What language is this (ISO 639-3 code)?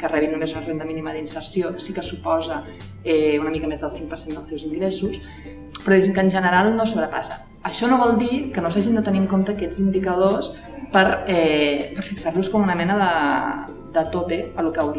spa